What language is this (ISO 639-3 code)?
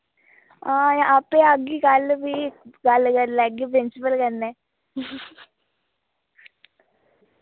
doi